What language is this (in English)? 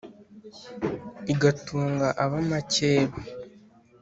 Kinyarwanda